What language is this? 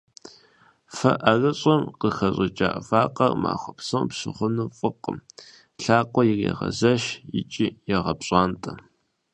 Kabardian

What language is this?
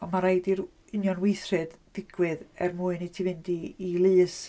Welsh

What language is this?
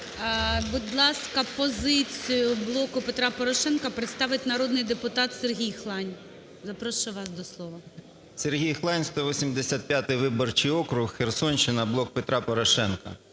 Ukrainian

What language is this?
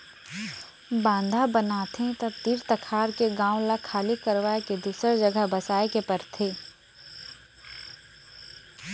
Chhattisgarhi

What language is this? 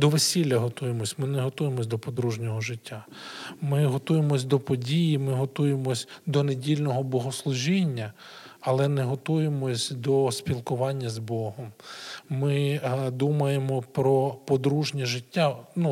Ukrainian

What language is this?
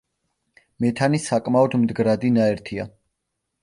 Georgian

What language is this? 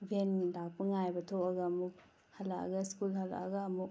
Manipuri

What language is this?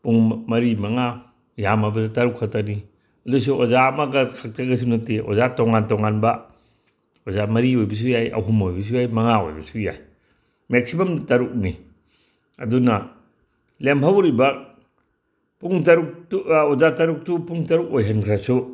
Manipuri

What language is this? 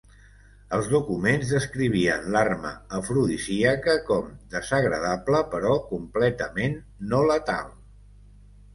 Catalan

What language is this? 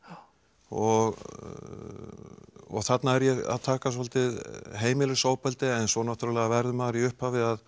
Icelandic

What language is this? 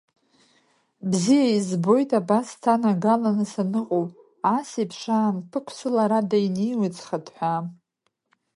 Abkhazian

